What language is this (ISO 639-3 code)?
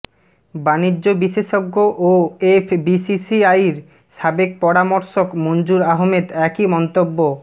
ben